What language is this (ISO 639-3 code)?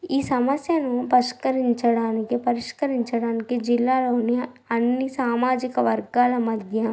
tel